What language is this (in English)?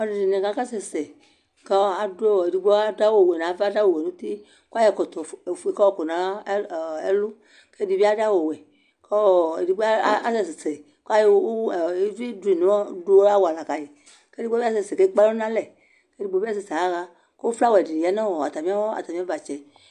Ikposo